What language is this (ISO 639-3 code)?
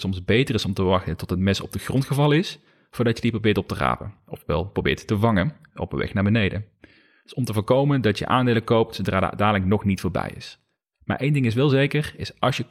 nld